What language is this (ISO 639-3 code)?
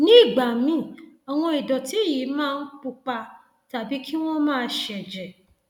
yor